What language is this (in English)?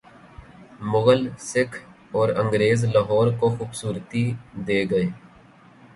Urdu